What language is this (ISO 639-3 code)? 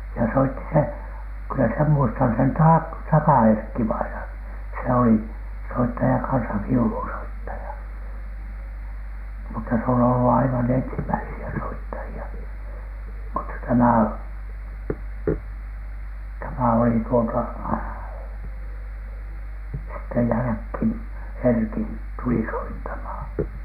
fin